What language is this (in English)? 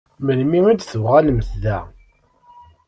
Kabyle